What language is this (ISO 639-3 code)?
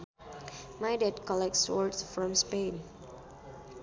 sun